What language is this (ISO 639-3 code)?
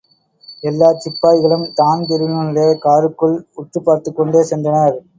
tam